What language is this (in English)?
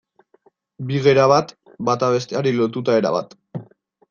Basque